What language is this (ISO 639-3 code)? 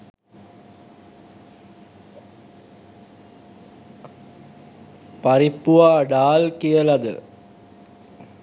sin